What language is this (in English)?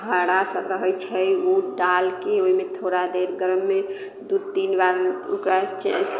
Maithili